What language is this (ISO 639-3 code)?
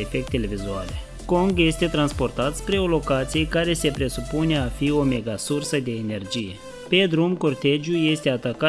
ron